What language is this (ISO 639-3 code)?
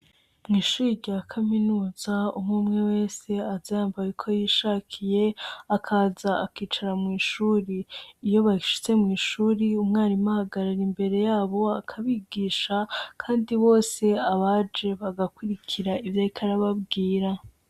run